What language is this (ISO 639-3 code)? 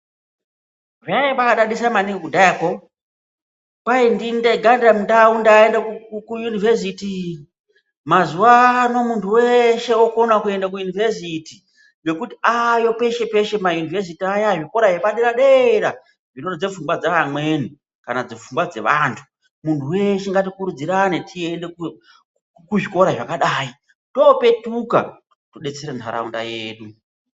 ndc